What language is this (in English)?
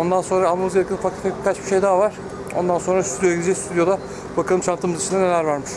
Turkish